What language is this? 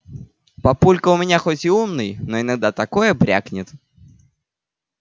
Russian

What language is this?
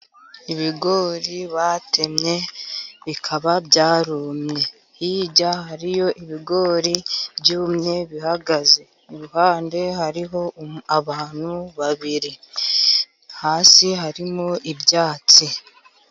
Kinyarwanda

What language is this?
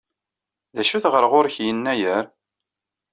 Kabyle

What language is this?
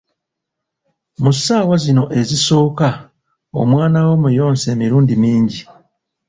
Ganda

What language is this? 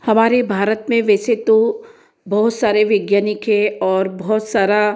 Hindi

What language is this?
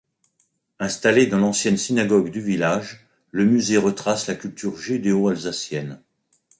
French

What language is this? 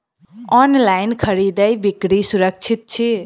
Maithili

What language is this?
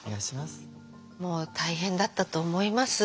Japanese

